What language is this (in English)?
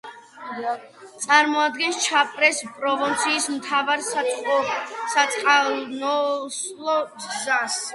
Georgian